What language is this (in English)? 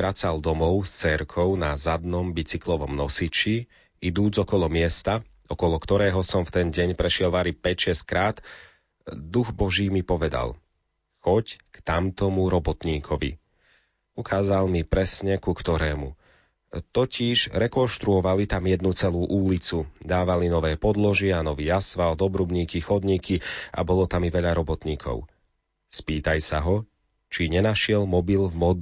Slovak